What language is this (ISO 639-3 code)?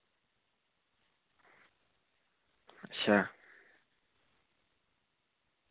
doi